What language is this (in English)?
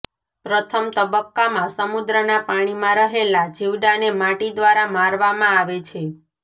Gujarati